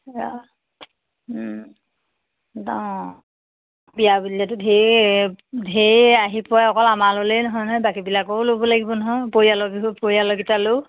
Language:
Assamese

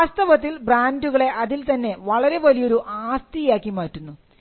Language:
Malayalam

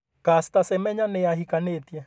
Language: Kikuyu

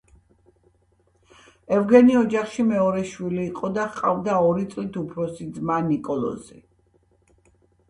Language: Georgian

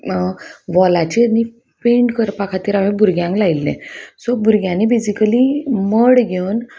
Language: Konkani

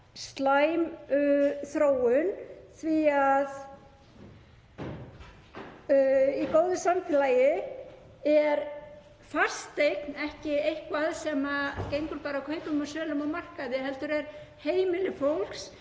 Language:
Icelandic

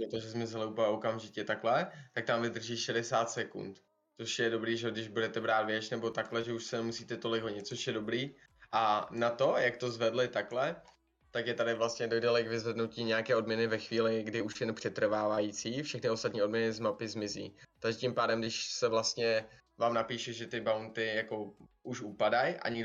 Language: Czech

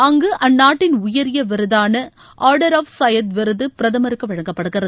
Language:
Tamil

